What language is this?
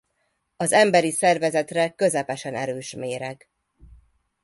Hungarian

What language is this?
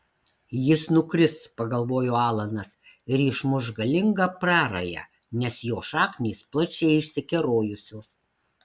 Lithuanian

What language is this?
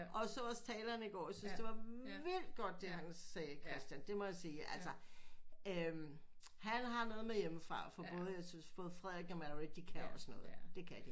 Danish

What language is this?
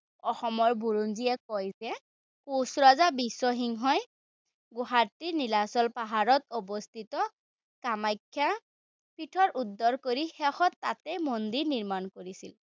Assamese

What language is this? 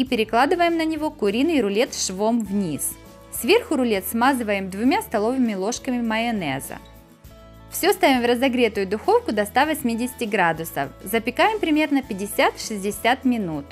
Russian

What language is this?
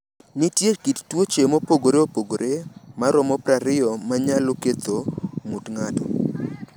Luo (Kenya and Tanzania)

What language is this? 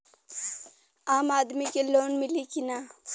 Bhojpuri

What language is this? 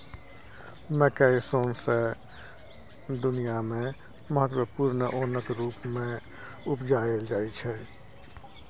Maithili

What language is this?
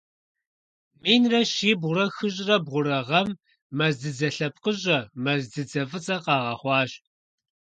Kabardian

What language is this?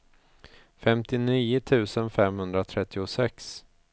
Swedish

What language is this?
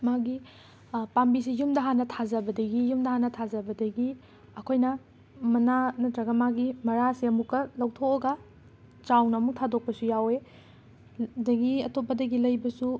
Manipuri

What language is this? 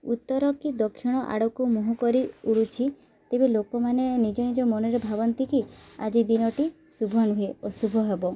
Odia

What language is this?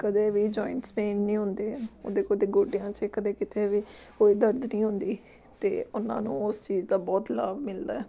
Punjabi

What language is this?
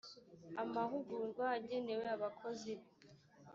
Kinyarwanda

